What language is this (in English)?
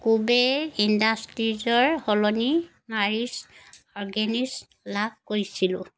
Assamese